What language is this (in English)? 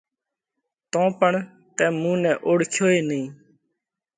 Parkari Koli